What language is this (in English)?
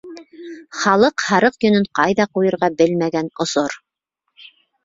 Bashkir